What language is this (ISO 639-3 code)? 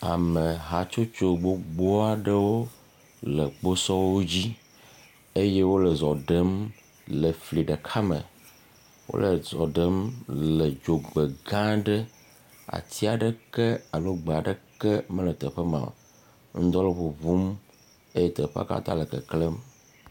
ewe